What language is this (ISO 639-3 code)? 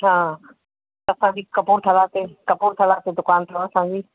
snd